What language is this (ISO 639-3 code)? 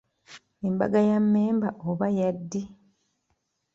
lug